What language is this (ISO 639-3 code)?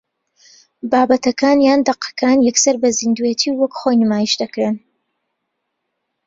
ckb